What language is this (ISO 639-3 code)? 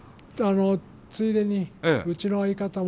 jpn